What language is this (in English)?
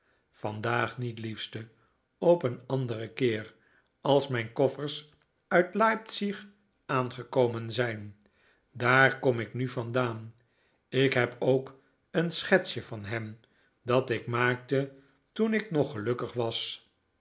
Dutch